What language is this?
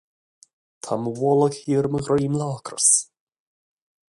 Irish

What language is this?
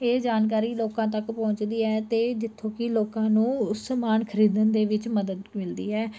Punjabi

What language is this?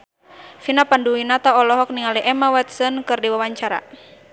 Sundanese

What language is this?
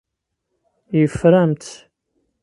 Kabyle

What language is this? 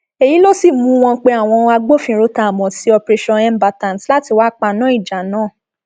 Yoruba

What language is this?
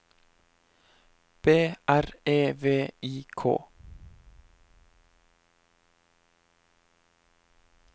Norwegian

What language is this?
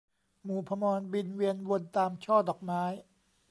Thai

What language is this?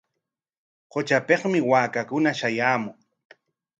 Corongo Ancash Quechua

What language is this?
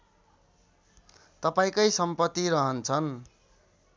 Nepali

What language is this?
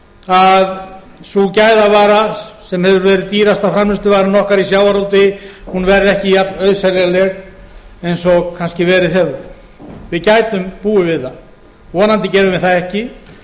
Icelandic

